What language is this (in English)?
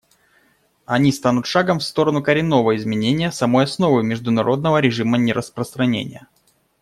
Russian